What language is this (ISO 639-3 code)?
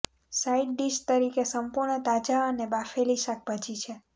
guj